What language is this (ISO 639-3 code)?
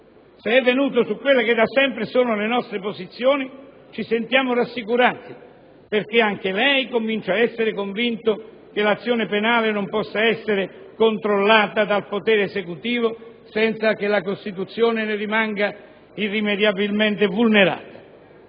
ita